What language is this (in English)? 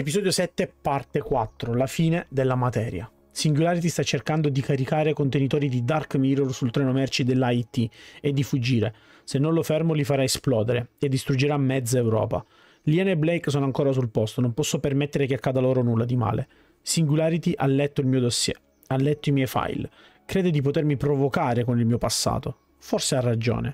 Italian